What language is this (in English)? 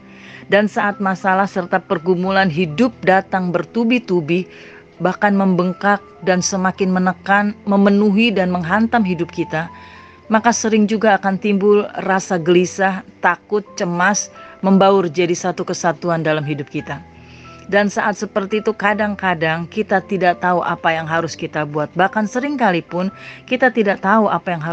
Indonesian